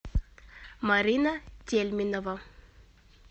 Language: Russian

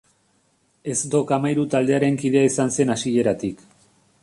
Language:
Basque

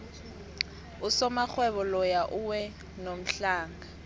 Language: South Ndebele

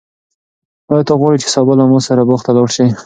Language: Pashto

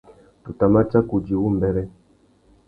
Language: Tuki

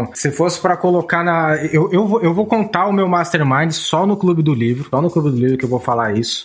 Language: Portuguese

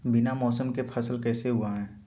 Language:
Magahi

